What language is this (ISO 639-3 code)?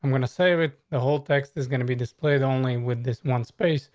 eng